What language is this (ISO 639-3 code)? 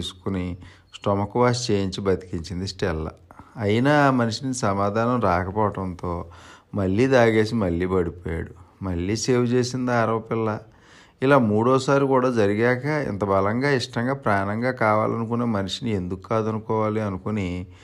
tel